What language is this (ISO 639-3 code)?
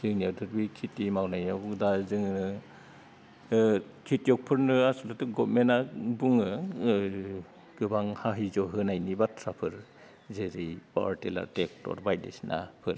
brx